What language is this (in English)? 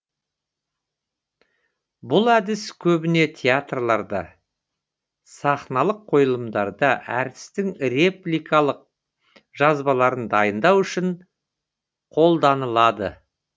Kazakh